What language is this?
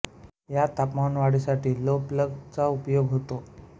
Marathi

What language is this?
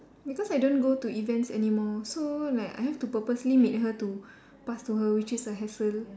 English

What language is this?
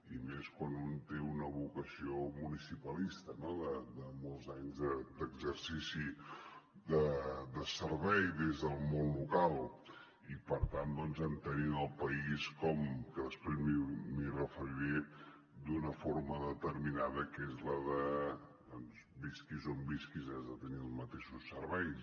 Catalan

